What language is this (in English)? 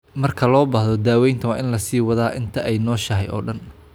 Somali